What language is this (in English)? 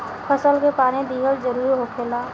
Bhojpuri